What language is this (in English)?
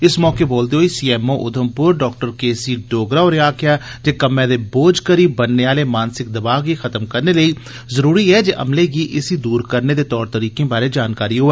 Dogri